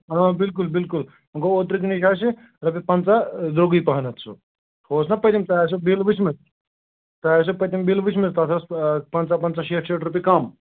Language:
Kashmiri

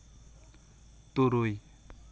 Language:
Santali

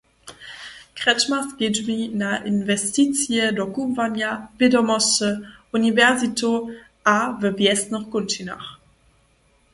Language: Upper Sorbian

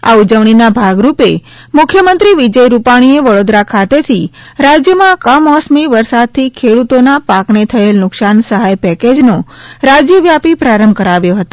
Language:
Gujarati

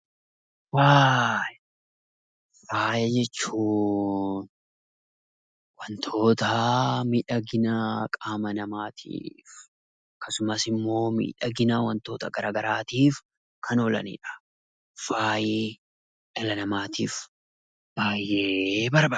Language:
Oromo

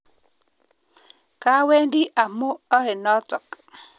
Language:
Kalenjin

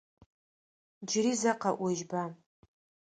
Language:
Adyghe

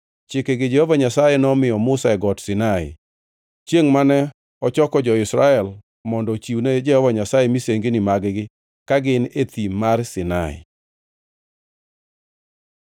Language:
Luo (Kenya and Tanzania)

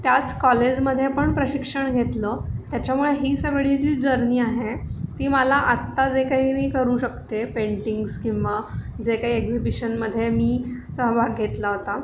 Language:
Marathi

